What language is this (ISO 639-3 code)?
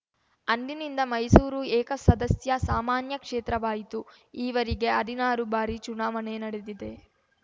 kan